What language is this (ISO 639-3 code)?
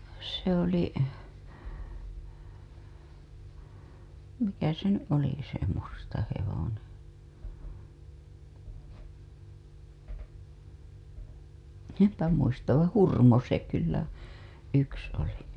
fin